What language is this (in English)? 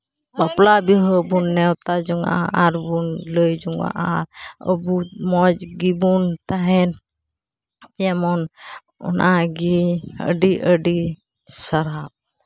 Santali